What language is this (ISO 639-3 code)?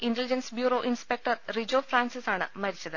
mal